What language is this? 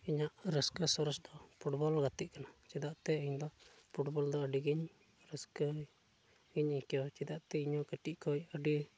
Santali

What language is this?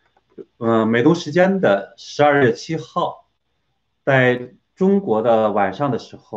Chinese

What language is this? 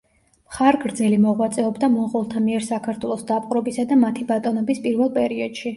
Georgian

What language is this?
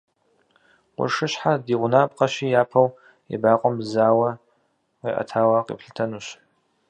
Kabardian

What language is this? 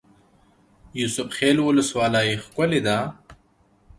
Pashto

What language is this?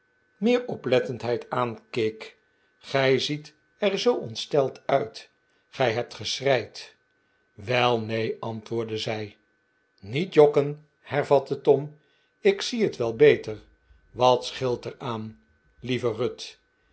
Dutch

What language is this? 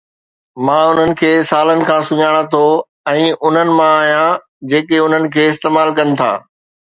Sindhi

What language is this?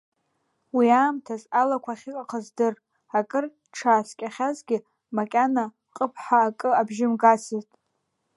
Abkhazian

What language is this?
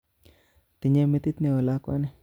Kalenjin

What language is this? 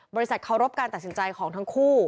Thai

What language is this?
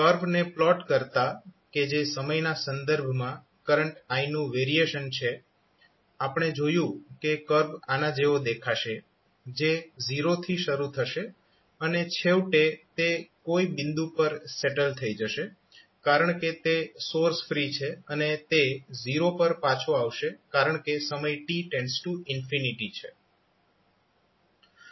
Gujarati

